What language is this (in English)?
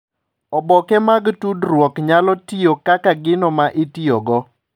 Luo (Kenya and Tanzania)